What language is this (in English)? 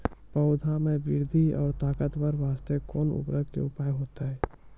Maithili